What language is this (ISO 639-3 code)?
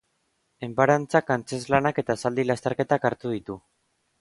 eus